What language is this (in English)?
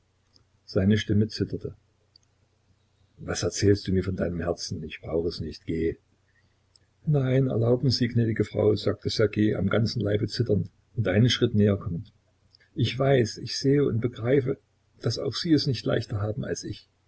German